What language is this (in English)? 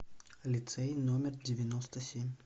Russian